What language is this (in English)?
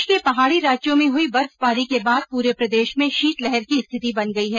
Hindi